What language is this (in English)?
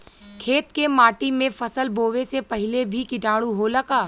Bhojpuri